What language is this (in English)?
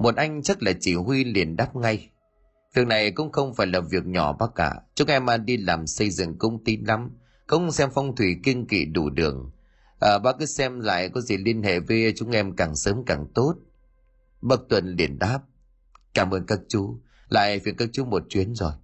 Vietnamese